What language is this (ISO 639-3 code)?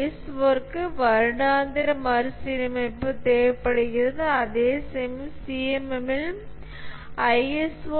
tam